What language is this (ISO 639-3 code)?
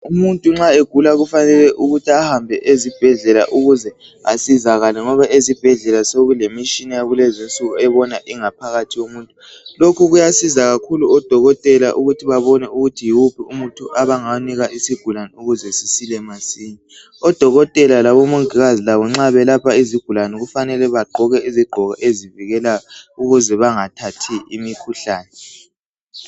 nde